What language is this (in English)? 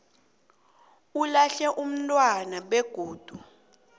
South Ndebele